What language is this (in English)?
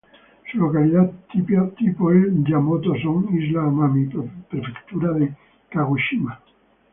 Spanish